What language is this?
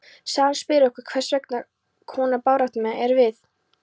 Icelandic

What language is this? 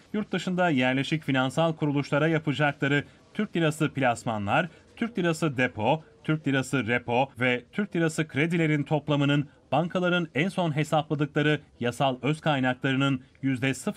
Turkish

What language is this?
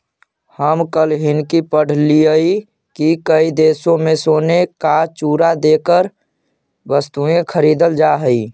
Magahi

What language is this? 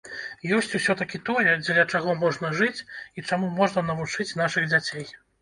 Belarusian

